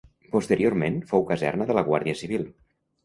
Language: Catalan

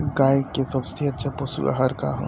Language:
Bhojpuri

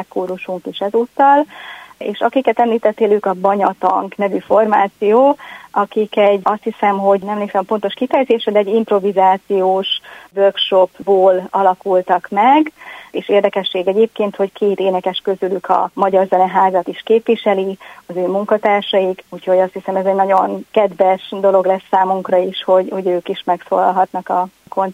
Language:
Hungarian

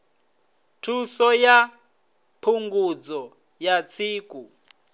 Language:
Venda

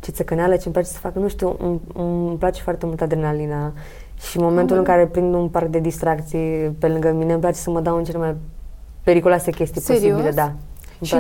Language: Romanian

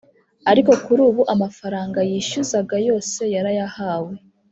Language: Kinyarwanda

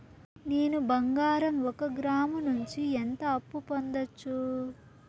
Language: Telugu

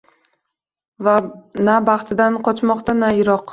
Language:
Uzbek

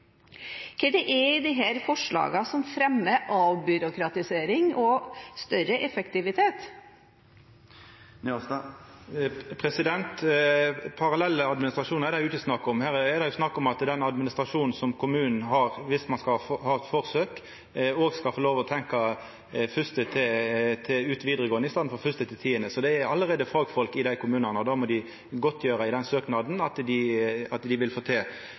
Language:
Norwegian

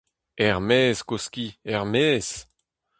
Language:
Breton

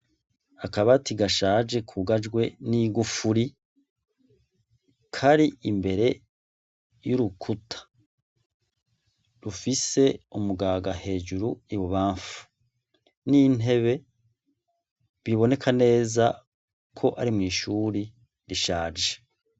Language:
Rundi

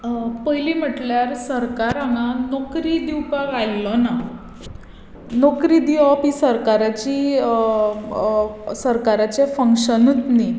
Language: Konkani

